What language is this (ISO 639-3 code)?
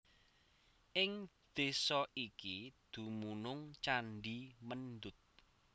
jav